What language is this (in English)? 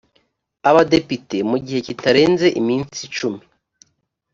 Kinyarwanda